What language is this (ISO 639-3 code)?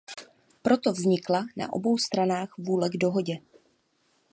ces